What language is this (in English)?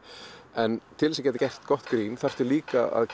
Icelandic